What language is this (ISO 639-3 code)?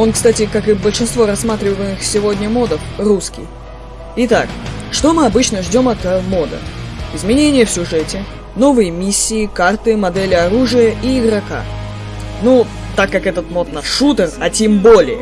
rus